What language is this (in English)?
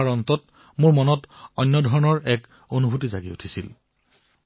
Assamese